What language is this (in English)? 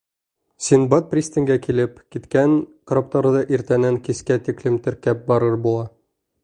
Bashkir